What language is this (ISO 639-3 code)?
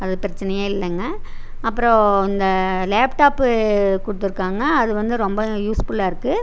tam